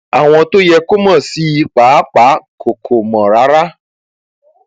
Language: Yoruba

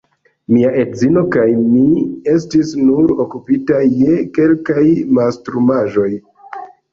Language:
Esperanto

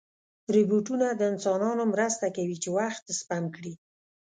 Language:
Pashto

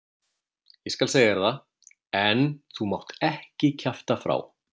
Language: Icelandic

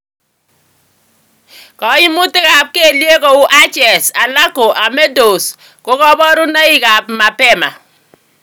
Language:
Kalenjin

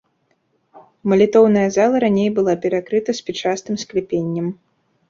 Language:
Belarusian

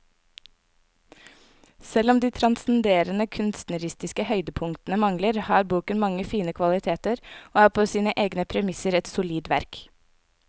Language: Norwegian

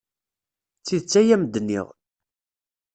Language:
Kabyle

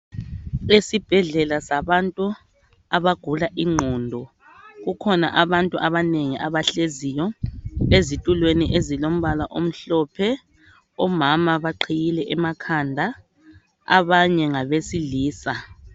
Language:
North Ndebele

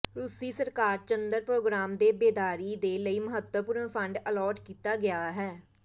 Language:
Punjabi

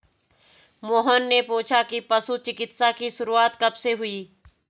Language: Hindi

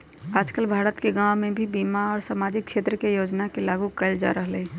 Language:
Magahi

